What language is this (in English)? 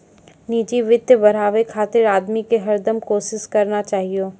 Maithili